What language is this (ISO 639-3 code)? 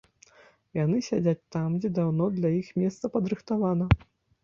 bel